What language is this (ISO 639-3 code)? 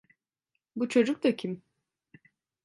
tur